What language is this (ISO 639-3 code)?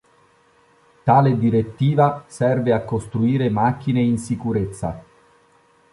ita